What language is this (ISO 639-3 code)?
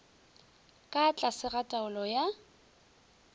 nso